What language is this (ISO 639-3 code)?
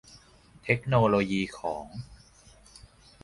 tha